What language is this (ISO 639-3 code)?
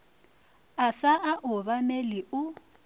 nso